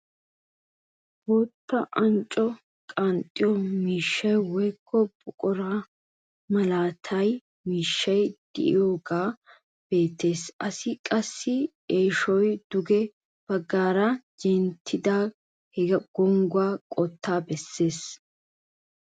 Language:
Wolaytta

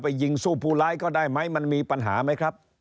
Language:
Thai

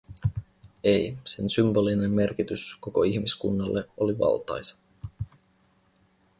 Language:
Finnish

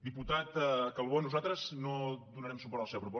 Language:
Catalan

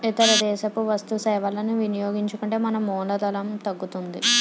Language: Telugu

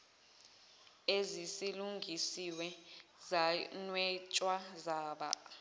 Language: Zulu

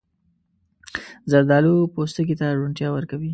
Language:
Pashto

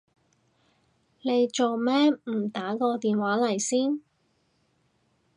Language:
Cantonese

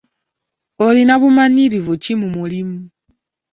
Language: Ganda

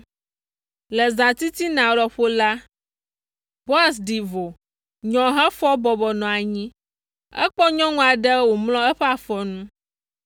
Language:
Ewe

